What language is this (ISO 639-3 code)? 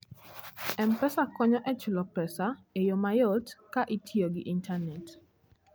luo